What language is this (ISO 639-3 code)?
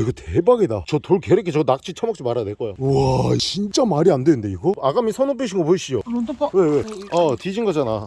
kor